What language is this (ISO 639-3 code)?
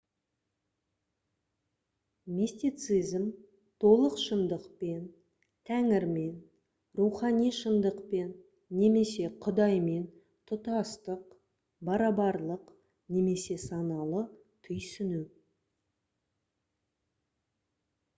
kaz